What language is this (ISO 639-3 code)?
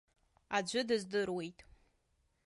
abk